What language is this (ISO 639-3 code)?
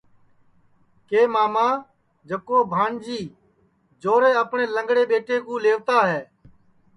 ssi